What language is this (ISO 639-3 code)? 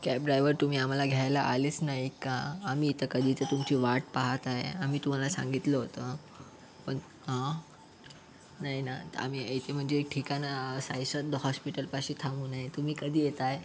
mar